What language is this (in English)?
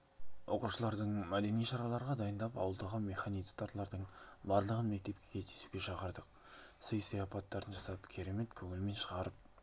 Kazakh